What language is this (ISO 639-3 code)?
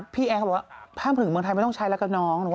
tha